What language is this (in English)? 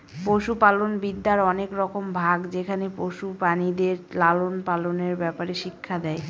Bangla